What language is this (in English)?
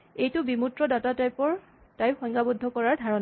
Assamese